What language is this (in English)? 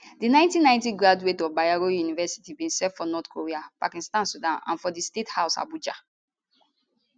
Nigerian Pidgin